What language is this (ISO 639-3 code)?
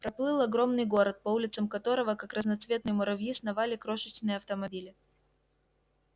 rus